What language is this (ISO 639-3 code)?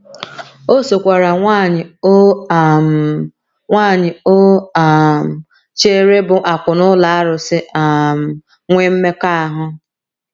ibo